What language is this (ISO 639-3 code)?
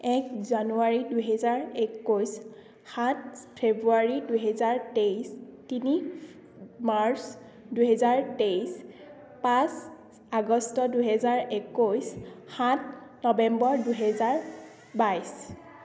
asm